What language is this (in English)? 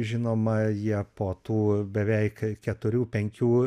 Lithuanian